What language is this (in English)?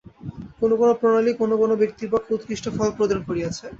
Bangla